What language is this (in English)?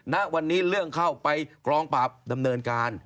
Thai